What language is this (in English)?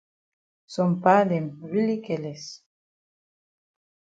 Cameroon Pidgin